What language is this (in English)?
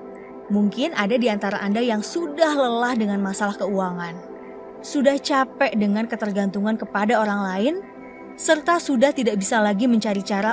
Indonesian